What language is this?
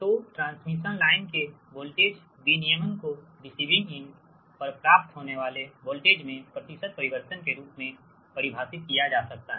Hindi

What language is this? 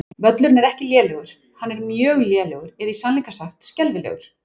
Icelandic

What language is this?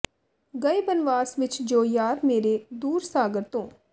Punjabi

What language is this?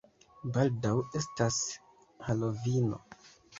Esperanto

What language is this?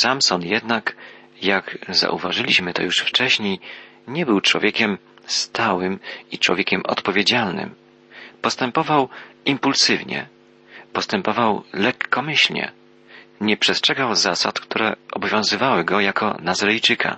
Polish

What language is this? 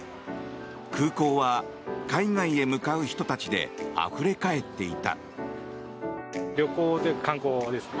Japanese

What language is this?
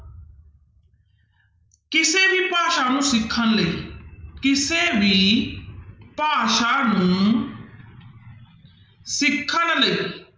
Punjabi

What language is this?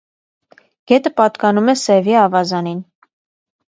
Armenian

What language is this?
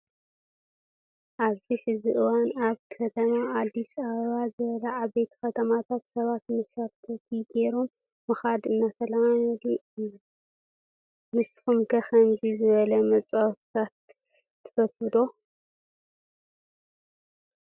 Tigrinya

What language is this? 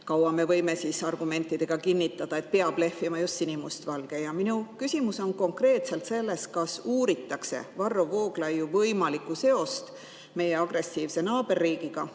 Estonian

